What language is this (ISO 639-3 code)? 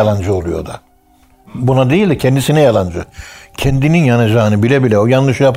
tur